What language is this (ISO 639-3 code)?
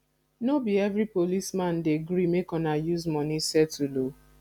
pcm